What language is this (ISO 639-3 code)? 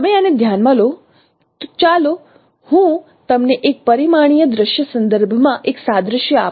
guj